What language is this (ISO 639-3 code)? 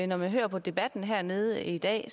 dan